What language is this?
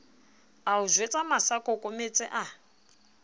Southern Sotho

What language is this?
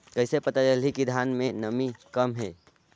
Chhattisgarhi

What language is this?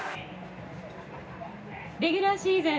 Japanese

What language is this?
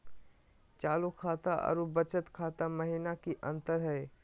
Magahi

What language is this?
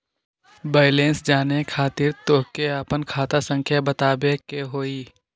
Magahi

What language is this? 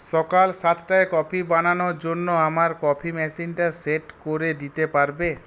Bangla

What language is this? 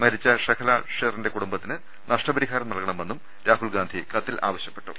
Malayalam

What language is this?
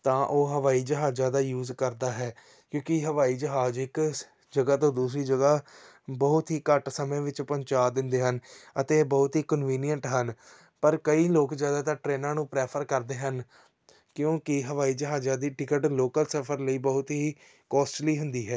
Punjabi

